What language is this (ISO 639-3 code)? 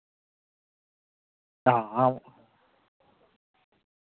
sat